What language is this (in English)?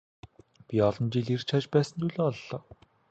Mongolian